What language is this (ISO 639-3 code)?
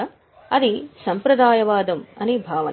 tel